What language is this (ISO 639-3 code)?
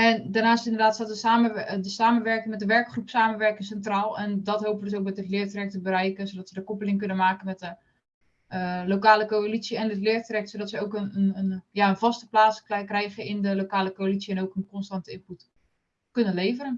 nld